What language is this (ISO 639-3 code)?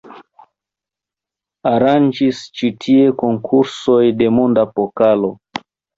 epo